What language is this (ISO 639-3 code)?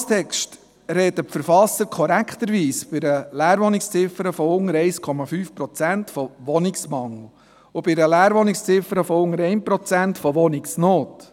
gsw